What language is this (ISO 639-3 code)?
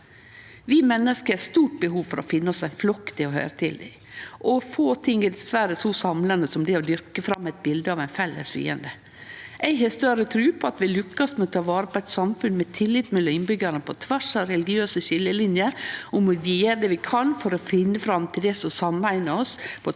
nor